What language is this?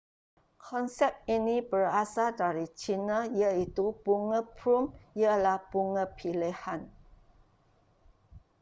Malay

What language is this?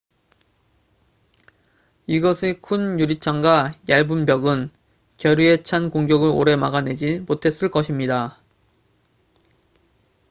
Korean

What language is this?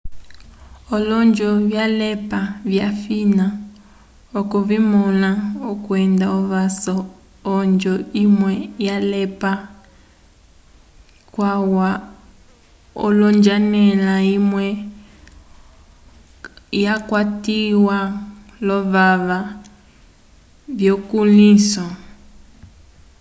Umbundu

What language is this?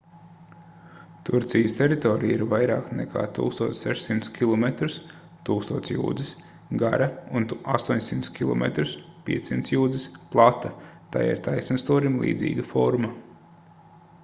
Latvian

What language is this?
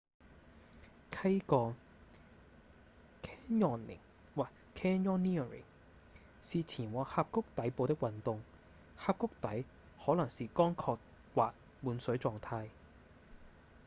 Cantonese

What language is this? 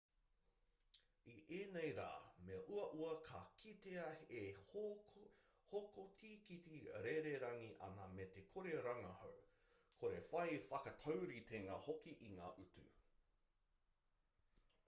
Māori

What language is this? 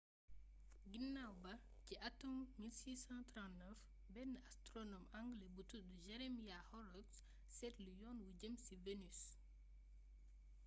Wolof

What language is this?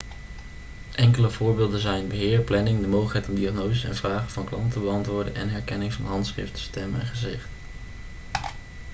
Dutch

